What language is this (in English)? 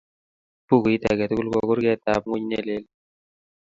Kalenjin